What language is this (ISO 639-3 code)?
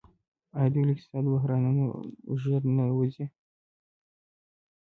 pus